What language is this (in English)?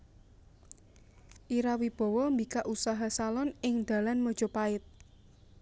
Javanese